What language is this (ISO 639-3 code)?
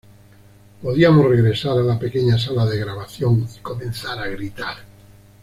spa